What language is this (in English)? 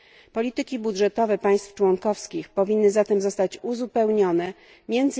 Polish